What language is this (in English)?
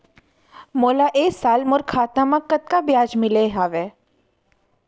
Chhattisgarhi